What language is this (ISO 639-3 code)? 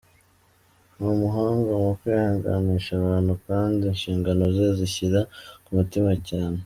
kin